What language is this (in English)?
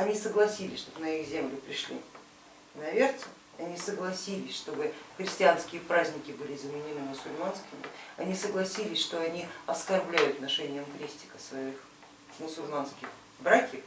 Russian